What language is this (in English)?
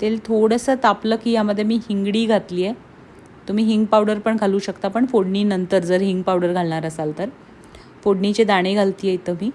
Marathi